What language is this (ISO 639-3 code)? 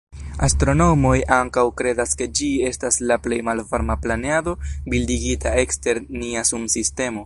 epo